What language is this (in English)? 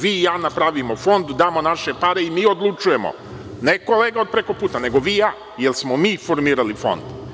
Serbian